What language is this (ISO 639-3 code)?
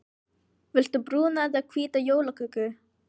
isl